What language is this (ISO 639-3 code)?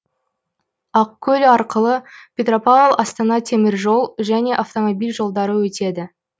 kaz